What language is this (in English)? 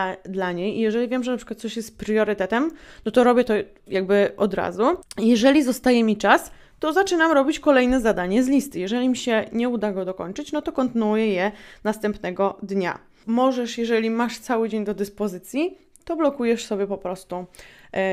Polish